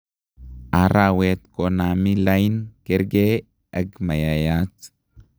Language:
Kalenjin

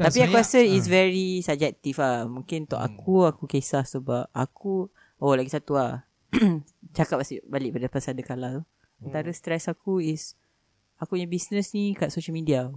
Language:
Malay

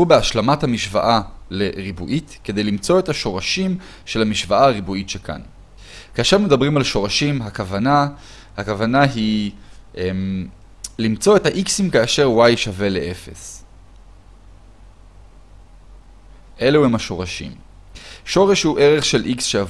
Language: Hebrew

